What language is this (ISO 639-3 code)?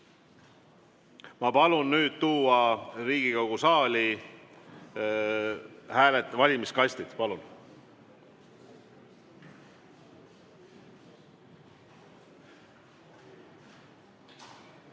est